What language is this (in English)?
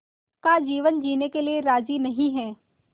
Hindi